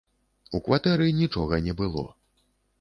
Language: Belarusian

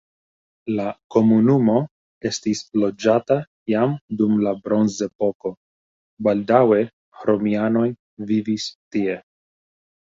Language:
Esperanto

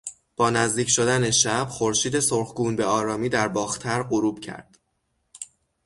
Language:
Persian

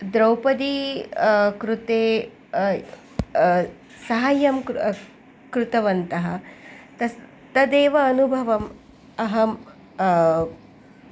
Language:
Sanskrit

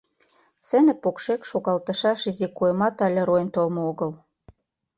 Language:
Mari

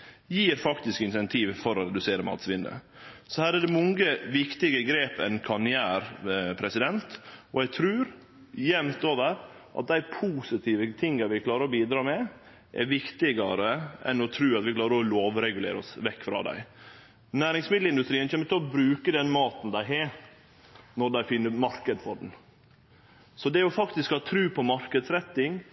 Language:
Norwegian Nynorsk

